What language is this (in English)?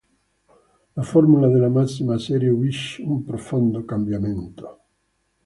Italian